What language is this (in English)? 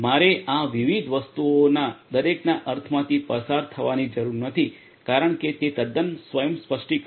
Gujarati